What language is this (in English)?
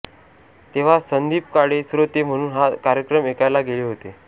Marathi